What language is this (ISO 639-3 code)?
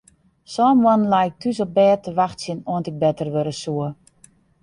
fry